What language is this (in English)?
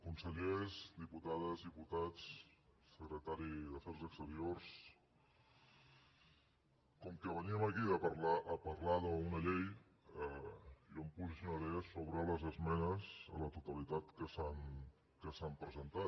Catalan